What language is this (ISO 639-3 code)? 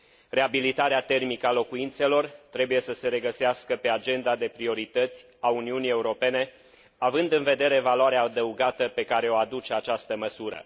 ron